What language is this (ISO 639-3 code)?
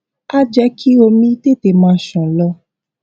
yor